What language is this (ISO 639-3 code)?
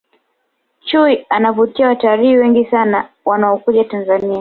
swa